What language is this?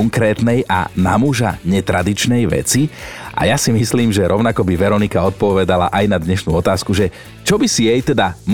Slovak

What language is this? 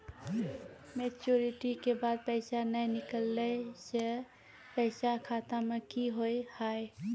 Maithili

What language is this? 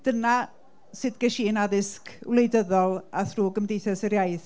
Welsh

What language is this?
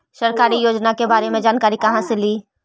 Magahi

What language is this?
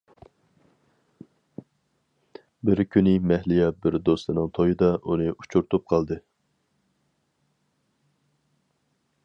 Uyghur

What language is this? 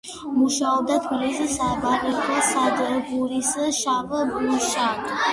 Georgian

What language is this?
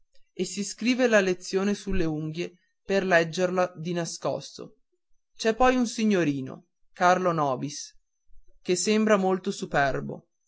Italian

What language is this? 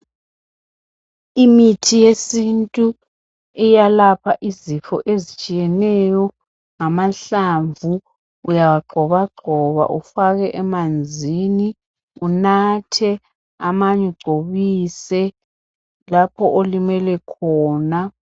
North Ndebele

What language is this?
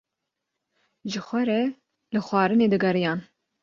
Kurdish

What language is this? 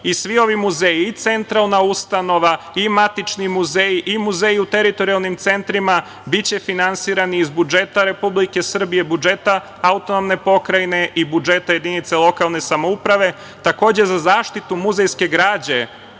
Serbian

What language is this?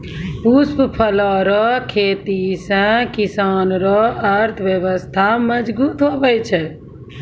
Maithili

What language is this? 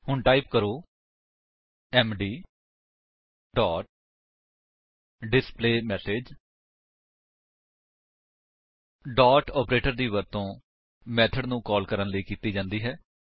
Punjabi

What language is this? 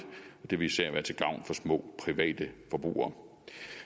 Danish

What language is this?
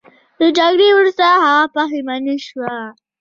Pashto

